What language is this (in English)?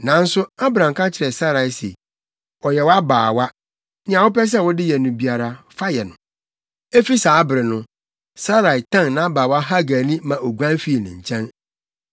Akan